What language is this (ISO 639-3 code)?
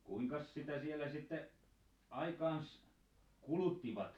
fin